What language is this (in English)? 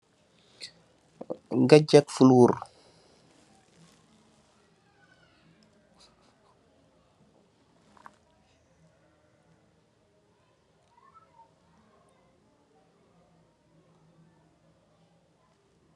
Wolof